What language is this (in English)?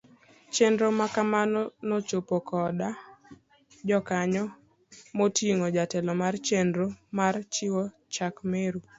Luo (Kenya and Tanzania)